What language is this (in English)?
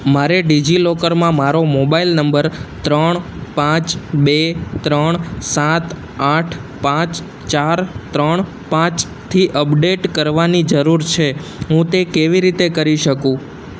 Gujarati